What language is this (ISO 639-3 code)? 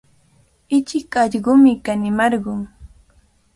qvl